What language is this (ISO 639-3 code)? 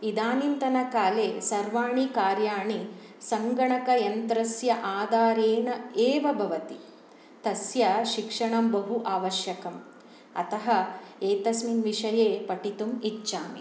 san